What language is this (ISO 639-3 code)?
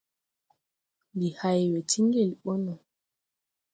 tui